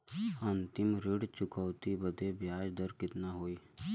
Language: Bhojpuri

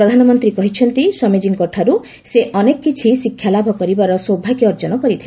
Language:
Odia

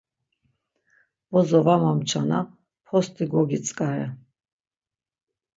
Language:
Laz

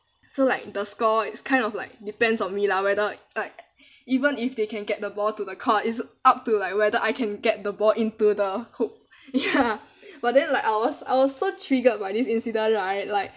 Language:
English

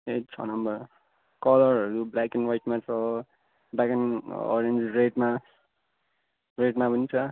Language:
Nepali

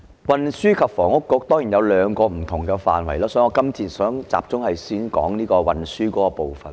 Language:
Cantonese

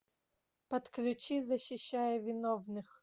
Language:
Russian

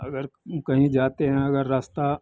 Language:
Hindi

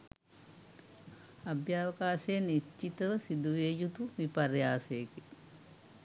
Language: Sinhala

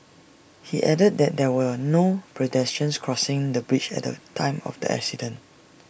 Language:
English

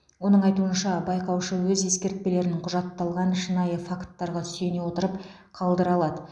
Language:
Kazakh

